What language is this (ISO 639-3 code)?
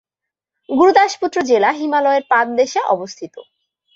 ben